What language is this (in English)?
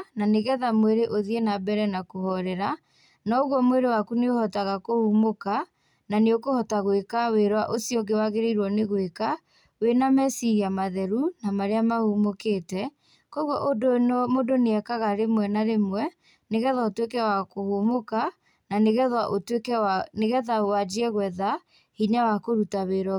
Kikuyu